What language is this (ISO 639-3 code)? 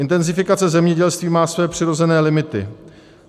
ces